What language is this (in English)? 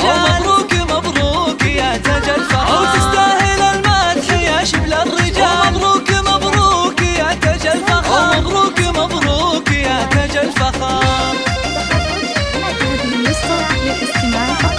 Arabic